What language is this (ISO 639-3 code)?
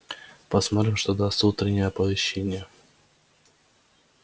rus